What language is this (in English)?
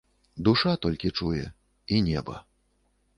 Belarusian